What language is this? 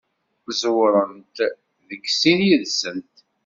Kabyle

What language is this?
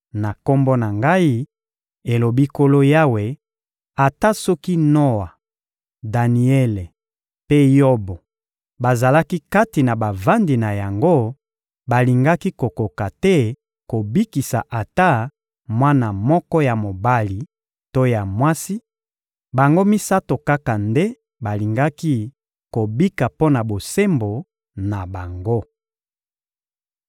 Lingala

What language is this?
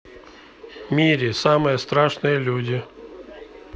Russian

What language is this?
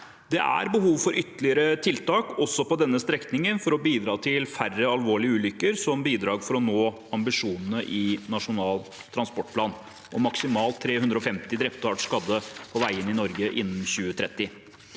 Norwegian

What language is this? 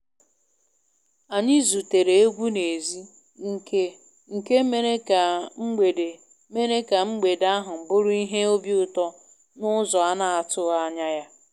Igbo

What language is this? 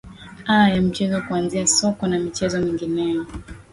Swahili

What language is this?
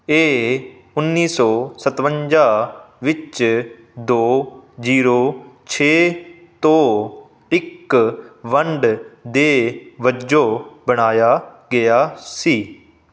Punjabi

